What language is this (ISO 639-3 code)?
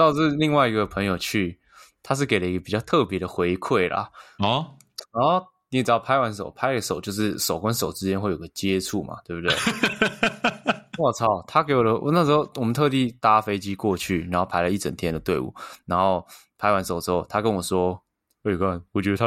zho